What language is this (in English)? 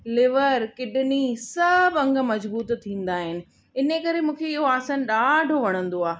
Sindhi